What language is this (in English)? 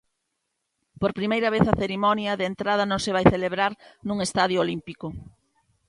Galician